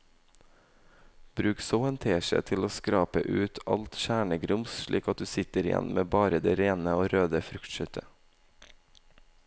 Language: Norwegian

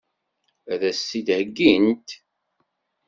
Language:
Kabyle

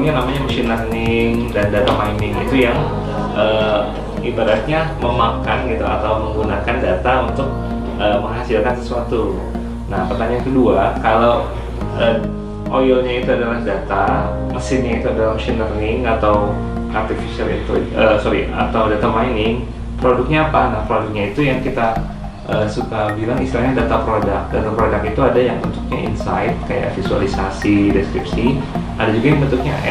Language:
Indonesian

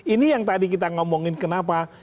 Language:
Indonesian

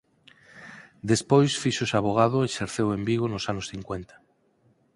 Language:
Galician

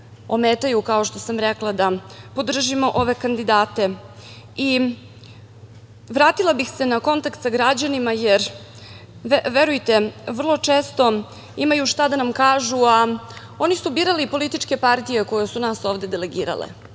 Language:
Serbian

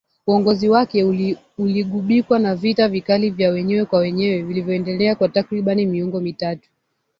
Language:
Swahili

